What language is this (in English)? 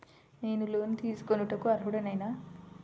Telugu